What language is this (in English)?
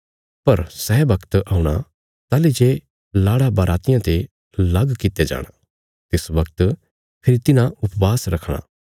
Bilaspuri